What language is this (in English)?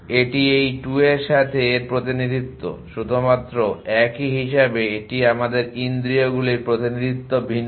Bangla